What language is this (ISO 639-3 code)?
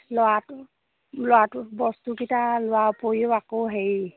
asm